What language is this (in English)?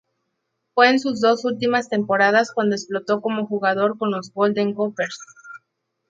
Spanish